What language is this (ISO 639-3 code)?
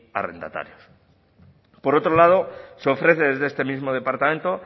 spa